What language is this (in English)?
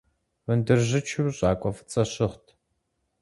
Kabardian